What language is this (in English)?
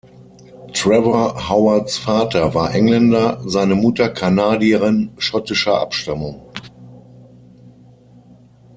German